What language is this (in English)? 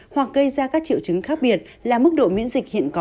Vietnamese